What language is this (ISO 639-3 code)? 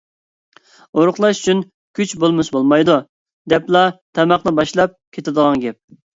uig